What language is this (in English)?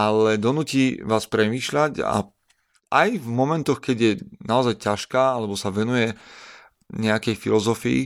Slovak